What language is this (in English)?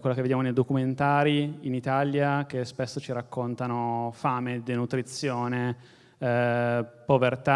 Italian